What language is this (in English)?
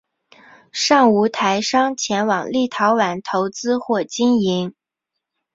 Chinese